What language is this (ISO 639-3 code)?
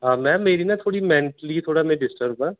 doi